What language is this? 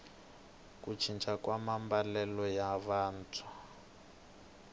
Tsonga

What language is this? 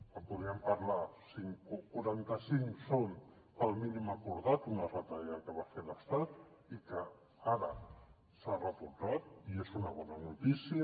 Catalan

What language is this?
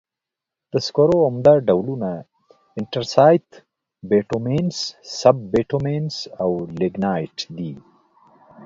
Pashto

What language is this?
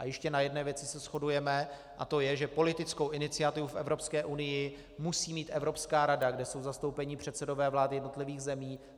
Czech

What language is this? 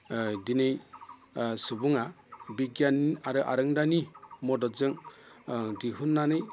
Bodo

